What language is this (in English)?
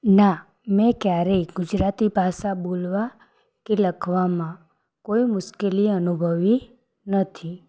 Gujarati